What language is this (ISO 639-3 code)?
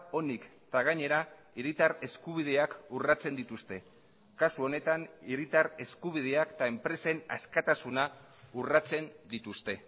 eus